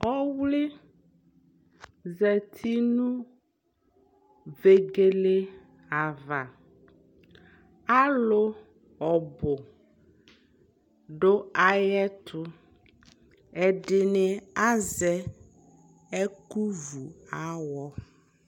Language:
Ikposo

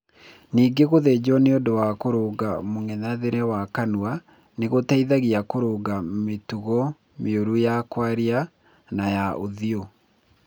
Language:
Kikuyu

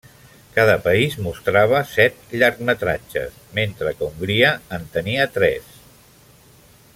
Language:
Catalan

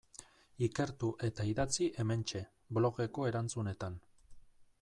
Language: Basque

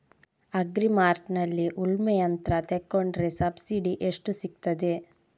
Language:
Kannada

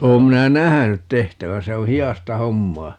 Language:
Finnish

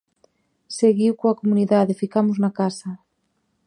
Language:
Galician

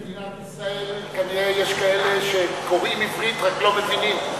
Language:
Hebrew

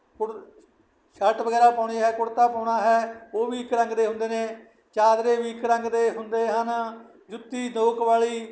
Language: Punjabi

